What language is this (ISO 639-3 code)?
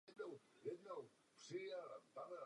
ces